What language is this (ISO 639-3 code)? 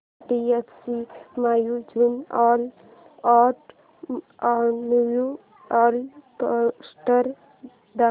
mar